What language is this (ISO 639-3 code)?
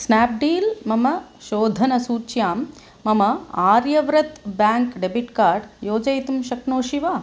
san